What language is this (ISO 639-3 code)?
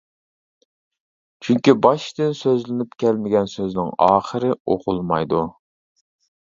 uig